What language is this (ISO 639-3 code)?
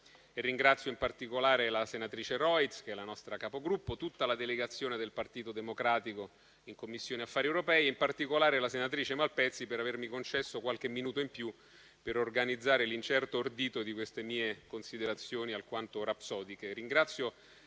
ita